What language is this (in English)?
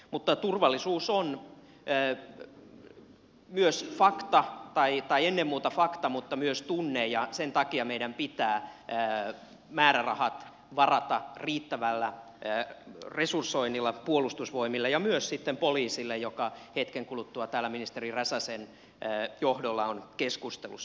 Finnish